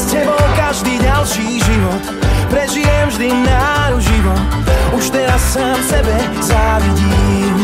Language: Slovak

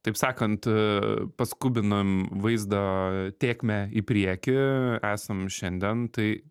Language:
Lithuanian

